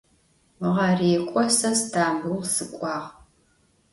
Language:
Adyghe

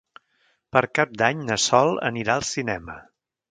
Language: Catalan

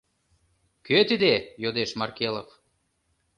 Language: Mari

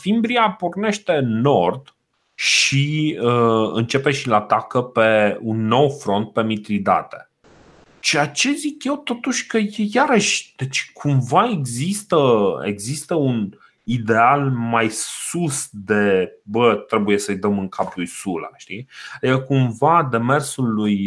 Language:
Romanian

